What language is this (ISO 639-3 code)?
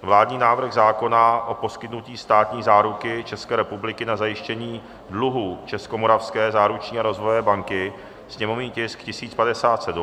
ces